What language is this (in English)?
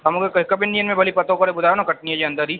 Sindhi